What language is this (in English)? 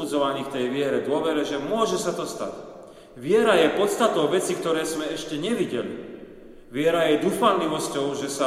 Slovak